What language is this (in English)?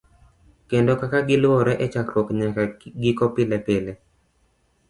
Luo (Kenya and Tanzania)